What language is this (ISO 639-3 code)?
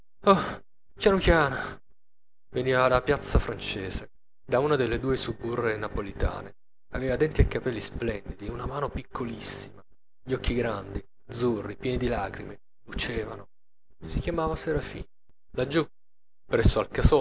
ita